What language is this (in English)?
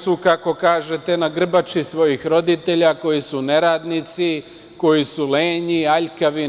Serbian